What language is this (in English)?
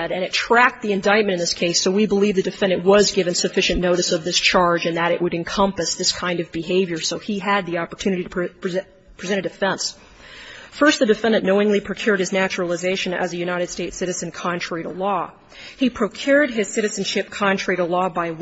English